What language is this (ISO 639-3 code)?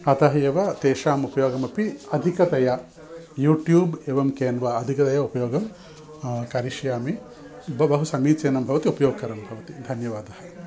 san